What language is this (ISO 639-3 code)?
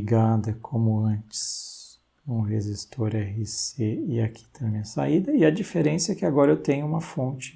por